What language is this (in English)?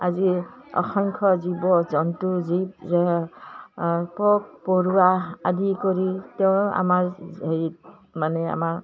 Assamese